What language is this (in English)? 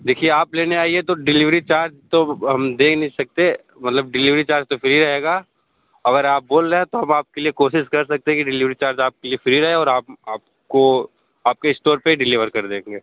Hindi